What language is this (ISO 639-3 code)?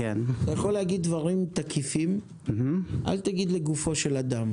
heb